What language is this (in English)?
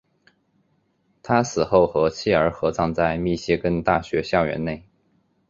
Chinese